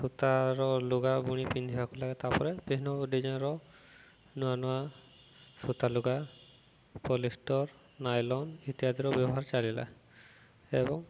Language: Odia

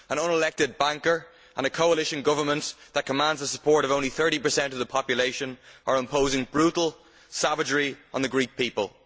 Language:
English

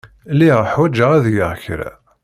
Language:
Kabyle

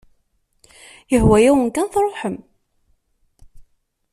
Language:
Kabyle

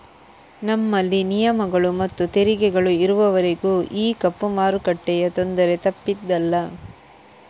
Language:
Kannada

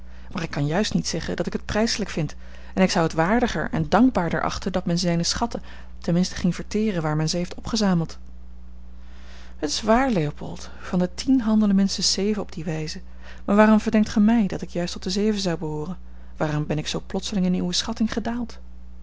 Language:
Dutch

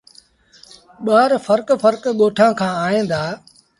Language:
Sindhi Bhil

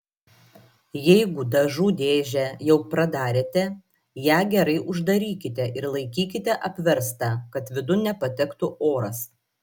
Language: Lithuanian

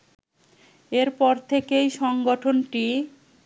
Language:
Bangla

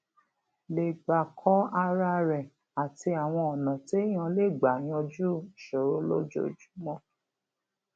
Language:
Yoruba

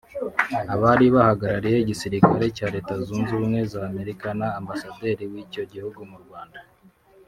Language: Kinyarwanda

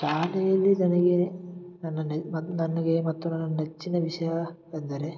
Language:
Kannada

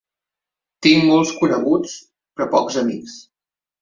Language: Catalan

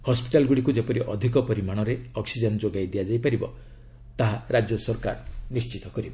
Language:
Odia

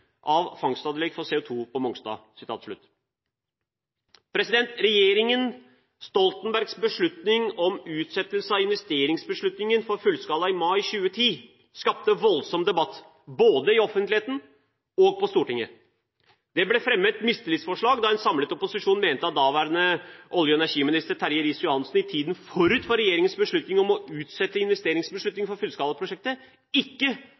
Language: Norwegian Bokmål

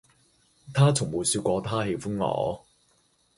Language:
Cantonese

